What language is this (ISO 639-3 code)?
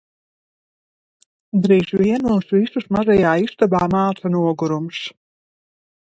lav